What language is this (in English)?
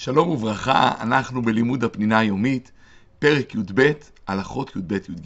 Hebrew